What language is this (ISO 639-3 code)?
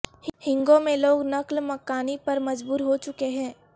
urd